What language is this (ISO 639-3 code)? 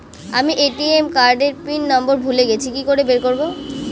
ben